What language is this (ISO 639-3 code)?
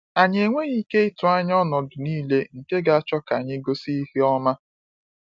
ibo